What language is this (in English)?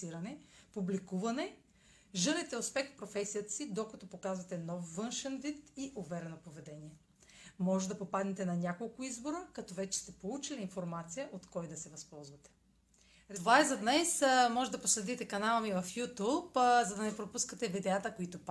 Bulgarian